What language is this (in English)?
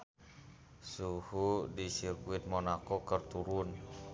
Sundanese